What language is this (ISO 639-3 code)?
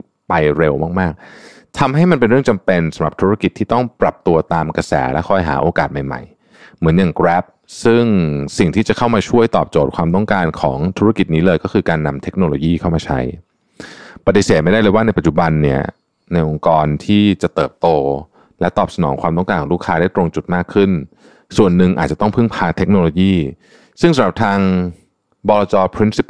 tha